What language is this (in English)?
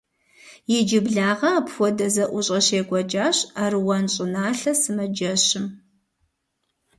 Kabardian